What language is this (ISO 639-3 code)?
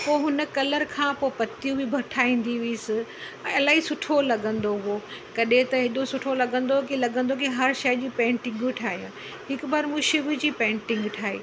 snd